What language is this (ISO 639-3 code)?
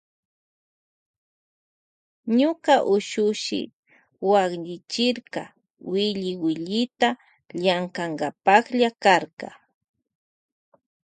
qvj